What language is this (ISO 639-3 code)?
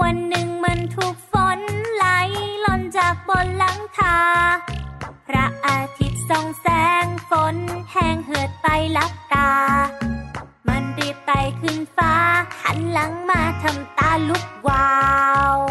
tha